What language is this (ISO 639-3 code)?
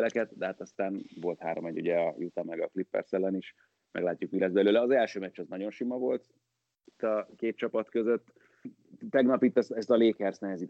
hun